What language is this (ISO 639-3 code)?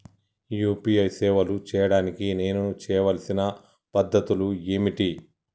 tel